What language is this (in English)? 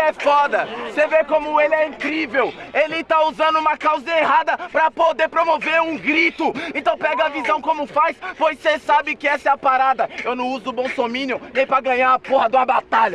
Portuguese